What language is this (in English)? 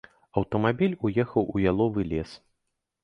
Belarusian